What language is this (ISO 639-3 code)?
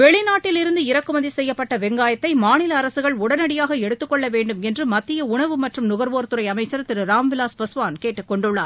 tam